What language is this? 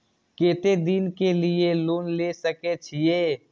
Maithili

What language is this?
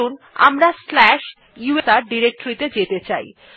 Bangla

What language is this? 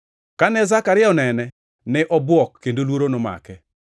Luo (Kenya and Tanzania)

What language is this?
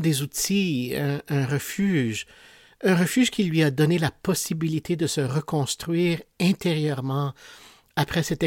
French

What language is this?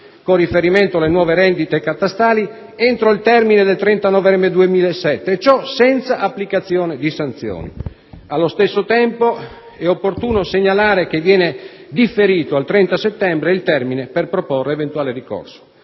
Italian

